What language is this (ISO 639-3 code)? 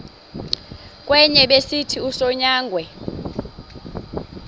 xho